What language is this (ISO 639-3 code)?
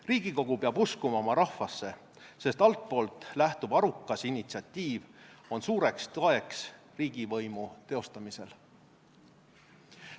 est